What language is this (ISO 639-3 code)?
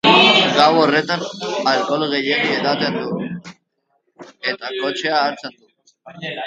eus